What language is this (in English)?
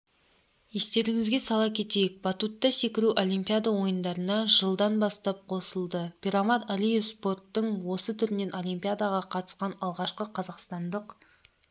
Kazakh